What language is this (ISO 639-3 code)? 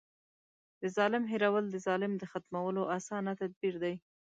pus